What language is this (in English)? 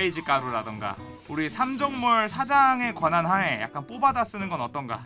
Korean